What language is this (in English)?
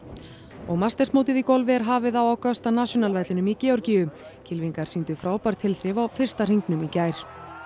Icelandic